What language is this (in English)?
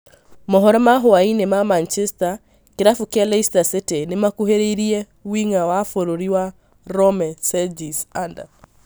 Kikuyu